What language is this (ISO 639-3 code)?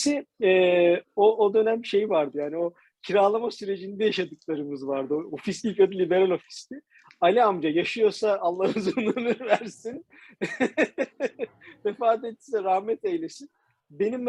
tur